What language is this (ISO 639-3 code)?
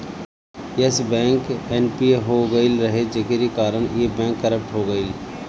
bho